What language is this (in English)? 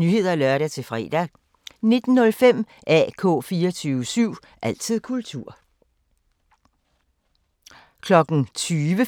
Danish